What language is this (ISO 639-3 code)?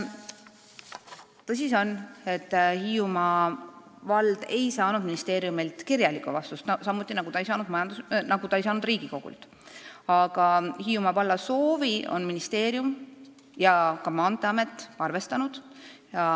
est